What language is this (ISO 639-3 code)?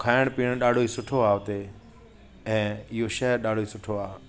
snd